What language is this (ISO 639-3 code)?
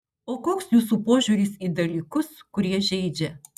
lit